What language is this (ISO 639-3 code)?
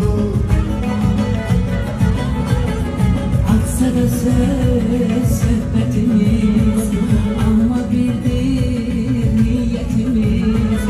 tur